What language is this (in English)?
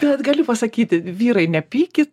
Lithuanian